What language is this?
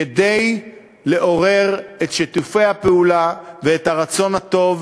Hebrew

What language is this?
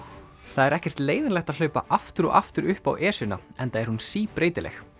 Icelandic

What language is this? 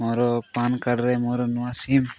Odia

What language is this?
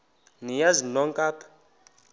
Xhosa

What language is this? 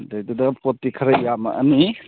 Manipuri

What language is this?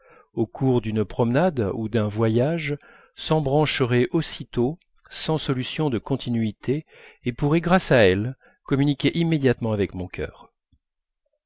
French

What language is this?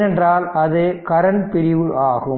Tamil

